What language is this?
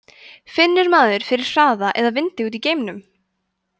Icelandic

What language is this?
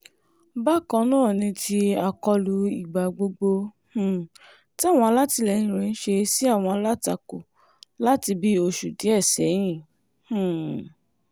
Yoruba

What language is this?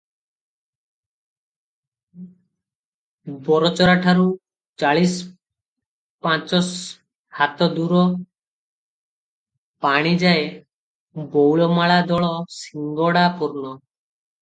Odia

